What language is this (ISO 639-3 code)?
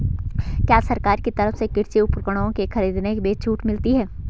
hin